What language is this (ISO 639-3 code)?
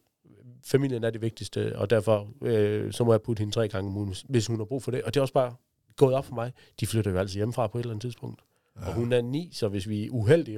dan